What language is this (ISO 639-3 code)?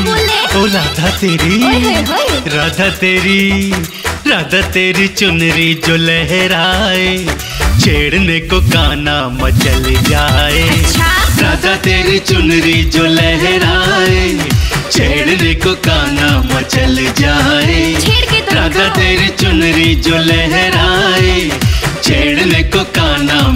hin